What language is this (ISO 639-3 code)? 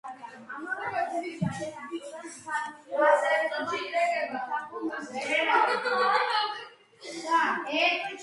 kat